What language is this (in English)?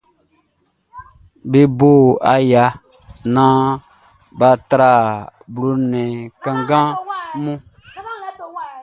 Baoulé